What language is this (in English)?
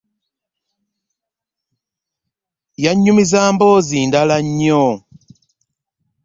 Ganda